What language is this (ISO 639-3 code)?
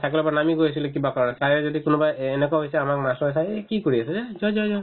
asm